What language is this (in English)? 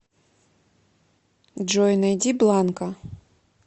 Russian